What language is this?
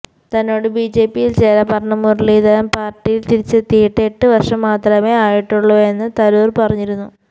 Malayalam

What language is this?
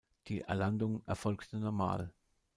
German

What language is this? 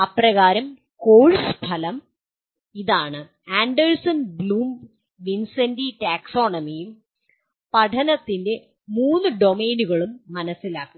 Malayalam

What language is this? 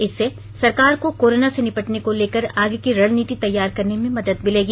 Hindi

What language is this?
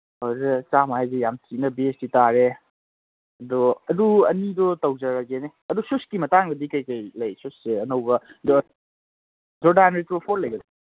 Manipuri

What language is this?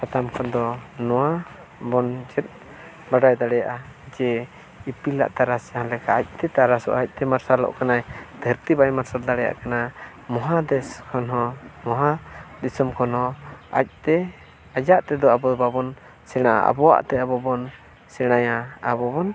Santali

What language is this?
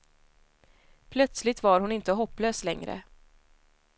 Swedish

